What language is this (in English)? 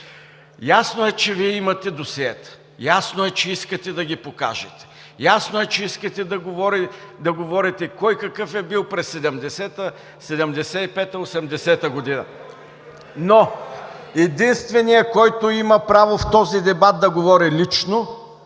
Bulgarian